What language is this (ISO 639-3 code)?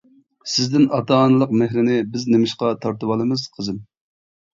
uig